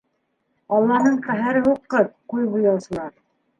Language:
Bashkir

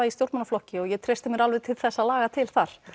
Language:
Icelandic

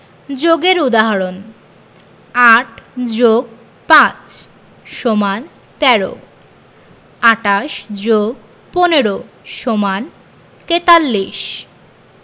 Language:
Bangla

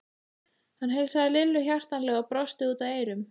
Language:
Icelandic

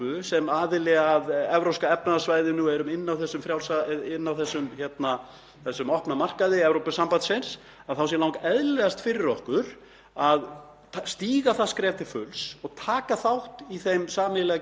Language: Icelandic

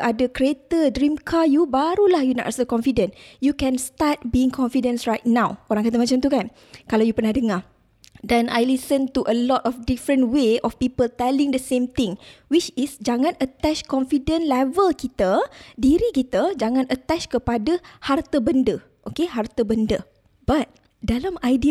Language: Malay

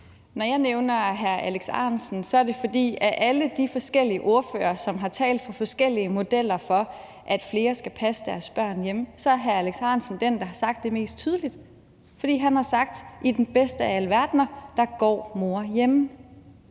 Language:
Danish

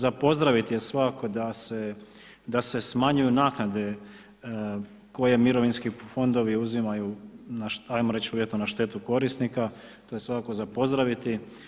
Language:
Croatian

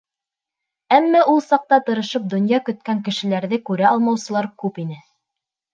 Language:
Bashkir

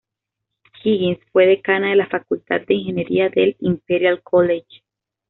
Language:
Spanish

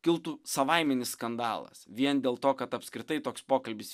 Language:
Lithuanian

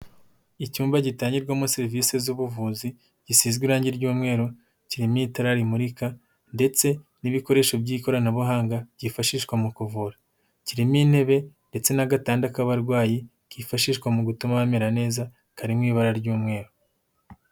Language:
Kinyarwanda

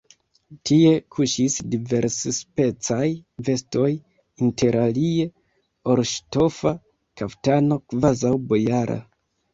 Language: Esperanto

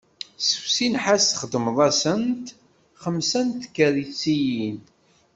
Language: Kabyle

